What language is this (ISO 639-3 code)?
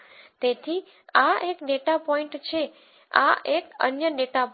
guj